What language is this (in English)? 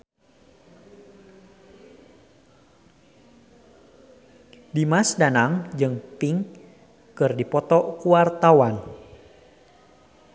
Sundanese